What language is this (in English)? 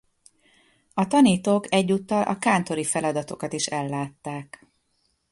Hungarian